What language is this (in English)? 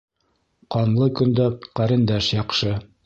Bashkir